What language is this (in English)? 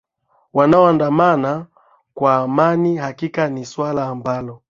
Swahili